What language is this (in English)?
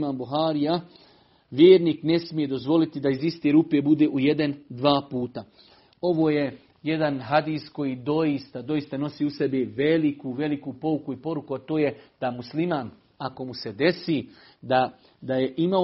Croatian